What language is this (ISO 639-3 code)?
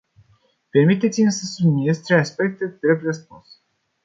ron